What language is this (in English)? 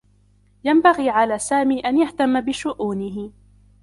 Arabic